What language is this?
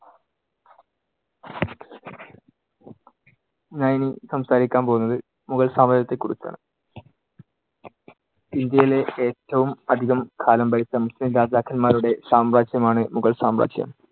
Malayalam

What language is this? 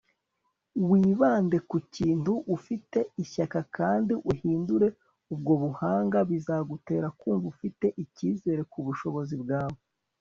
Kinyarwanda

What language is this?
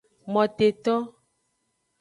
Aja (Benin)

